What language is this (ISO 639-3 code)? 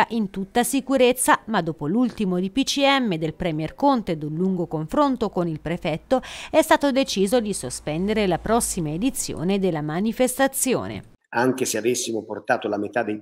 ita